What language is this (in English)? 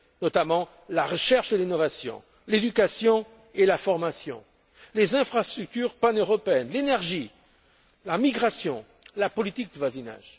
French